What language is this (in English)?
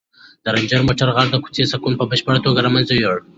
Pashto